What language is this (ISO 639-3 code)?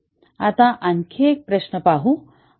mar